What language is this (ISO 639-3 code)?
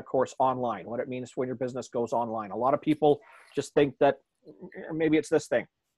eng